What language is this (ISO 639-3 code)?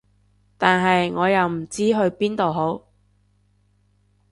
yue